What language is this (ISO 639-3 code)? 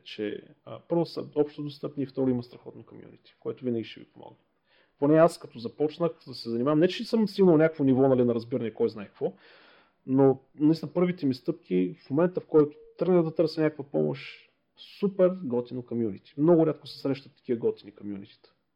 bul